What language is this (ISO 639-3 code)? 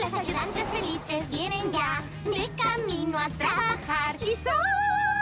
spa